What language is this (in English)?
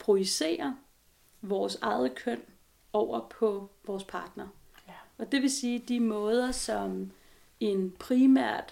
Danish